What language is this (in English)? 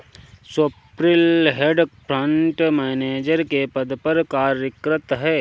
Hindi